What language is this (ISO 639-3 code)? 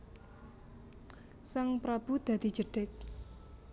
jav